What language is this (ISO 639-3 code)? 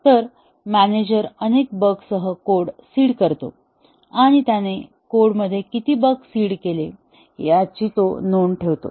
mar